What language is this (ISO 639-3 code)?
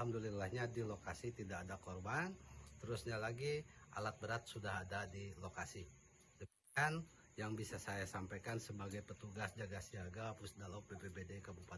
ind